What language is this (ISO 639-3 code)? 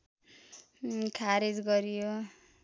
nep